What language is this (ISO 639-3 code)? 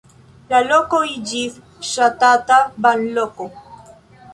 epo